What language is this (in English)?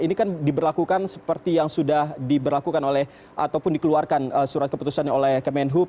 Indonesian